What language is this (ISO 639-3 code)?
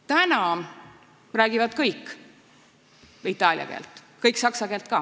est